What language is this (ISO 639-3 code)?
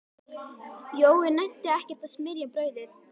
isl